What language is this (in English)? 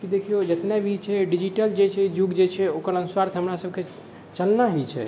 Maithili